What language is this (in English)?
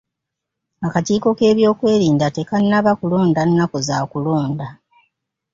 Ganda